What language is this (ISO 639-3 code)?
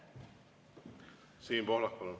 est